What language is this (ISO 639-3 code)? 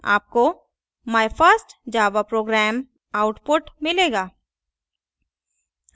hin